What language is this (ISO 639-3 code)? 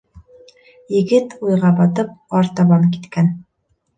bak